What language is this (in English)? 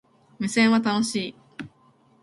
Japanese